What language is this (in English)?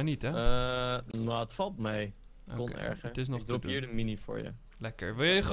Dutch